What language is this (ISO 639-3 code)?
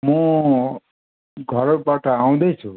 nep